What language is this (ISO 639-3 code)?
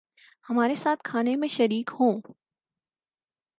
urd